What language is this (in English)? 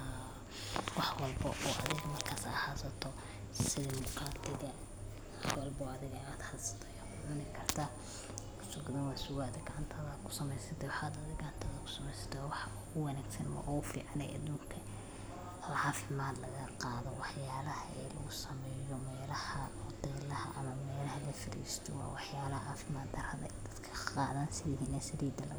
Somali